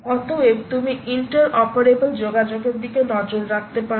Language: Bangla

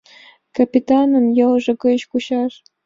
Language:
Mari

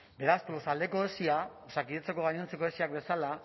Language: Basque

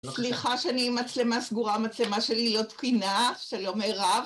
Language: Hebrew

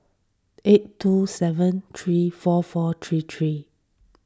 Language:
English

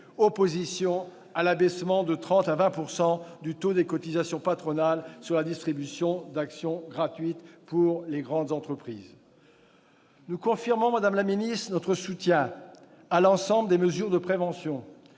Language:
French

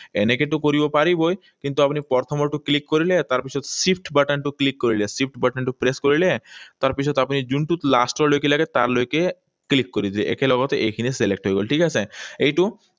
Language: Assamese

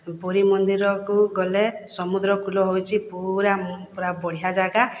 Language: Odia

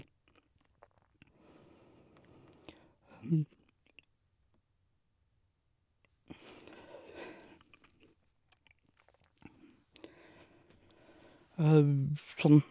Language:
Norwegian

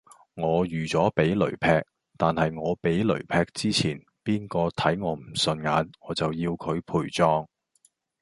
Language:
Cantonese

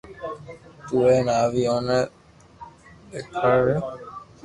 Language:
Loarki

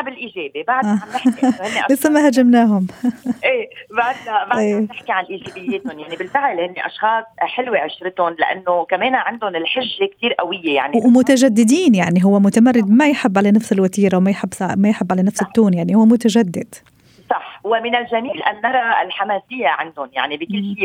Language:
Arabic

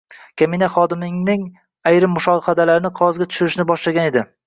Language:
Uzbek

